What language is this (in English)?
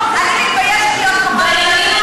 Hebrew